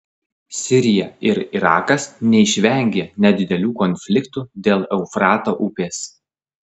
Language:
Lithuanian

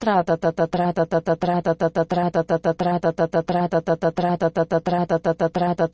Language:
Russian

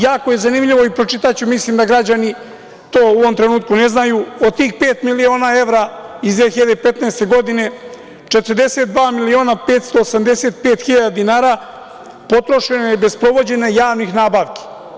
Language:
Serbian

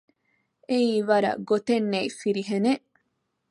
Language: Divehi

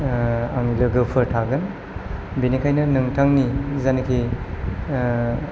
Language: Bodo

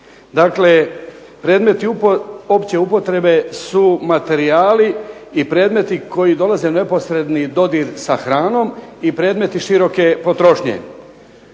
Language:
Croatian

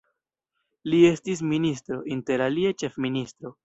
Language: Esperanto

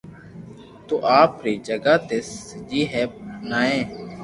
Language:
Loarki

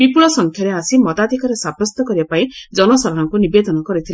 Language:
Odia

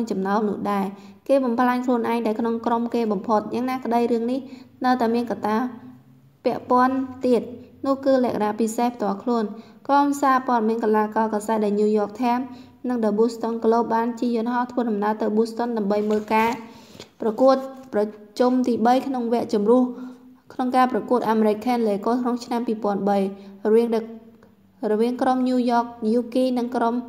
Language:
Thai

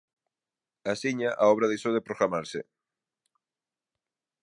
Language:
Galician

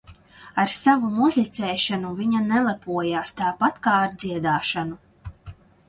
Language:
Latvian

